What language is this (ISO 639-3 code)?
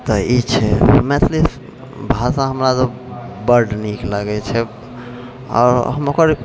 mai